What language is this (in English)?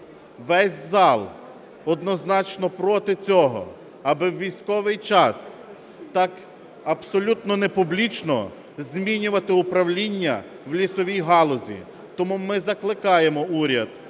Ukrainian